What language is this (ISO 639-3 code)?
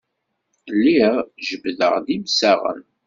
kab